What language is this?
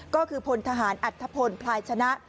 Thai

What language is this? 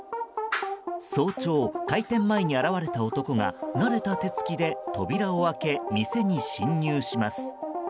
Japanese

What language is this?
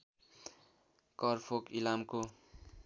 Nepali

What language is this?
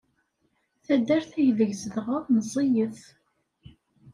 Kabyle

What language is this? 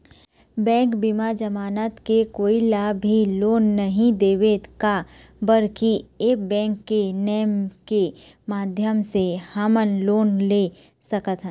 Chhattisgarhi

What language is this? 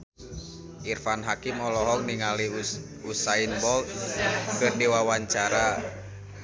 Sundanese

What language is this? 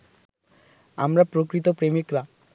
Bangla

